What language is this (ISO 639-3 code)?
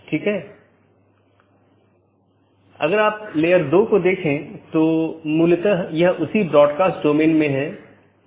hin